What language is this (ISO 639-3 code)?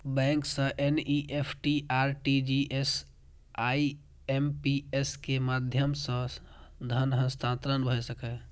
mai